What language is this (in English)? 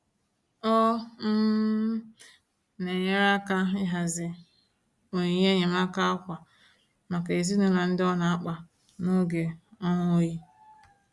Igbo